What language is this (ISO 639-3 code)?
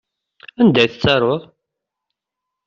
kab